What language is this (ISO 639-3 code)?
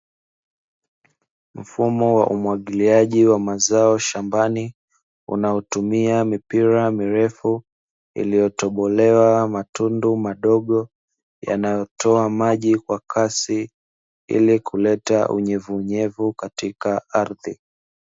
swa